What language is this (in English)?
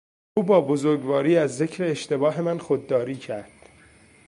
Persian